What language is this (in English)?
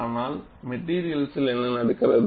Tamil